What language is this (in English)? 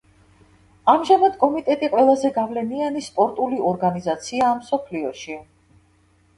Georgian